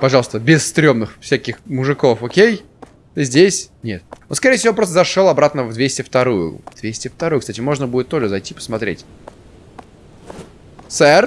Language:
Russian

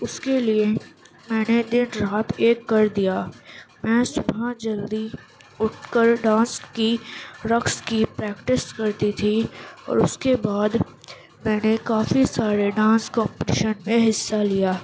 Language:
Urdu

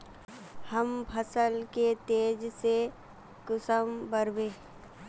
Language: Magahi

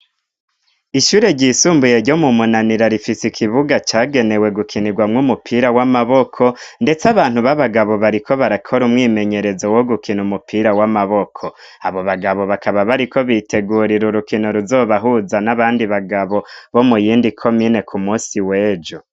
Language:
Rundi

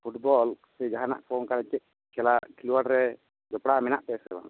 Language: Santali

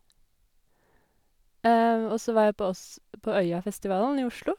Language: Norwegian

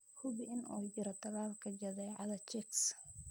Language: Somali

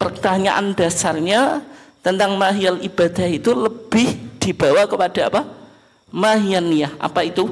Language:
Indonesian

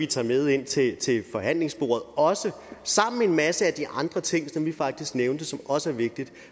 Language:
Danish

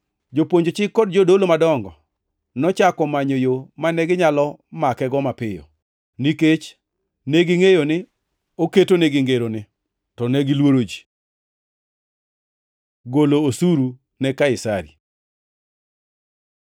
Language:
Luo (Kenya and Tanzania)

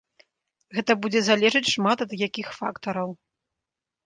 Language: Belarusian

